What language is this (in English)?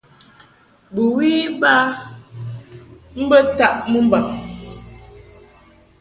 Mungaka